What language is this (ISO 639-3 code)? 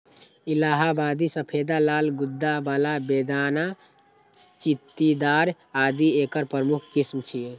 mai